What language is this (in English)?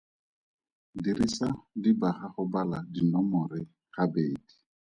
Tswana